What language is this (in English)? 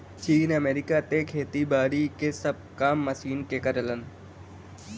Bhojpuri